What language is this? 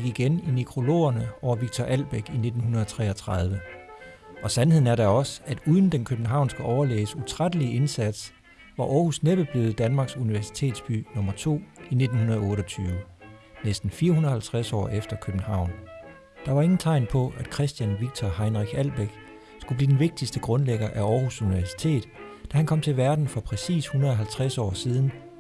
Danish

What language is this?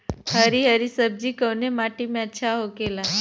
Bhojpuri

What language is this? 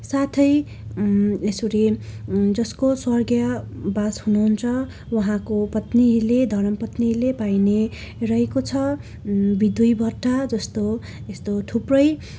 Nepali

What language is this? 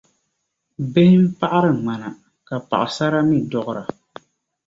Dagbani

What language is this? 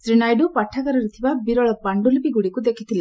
Odia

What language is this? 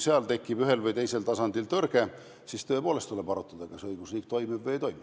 Estonian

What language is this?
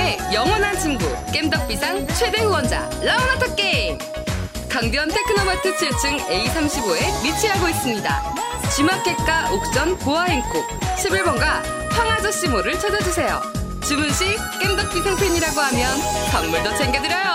Korean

